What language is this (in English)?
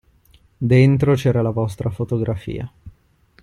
Italian